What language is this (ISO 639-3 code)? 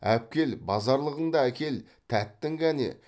kaz